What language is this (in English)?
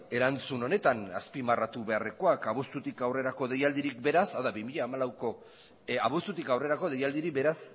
Basque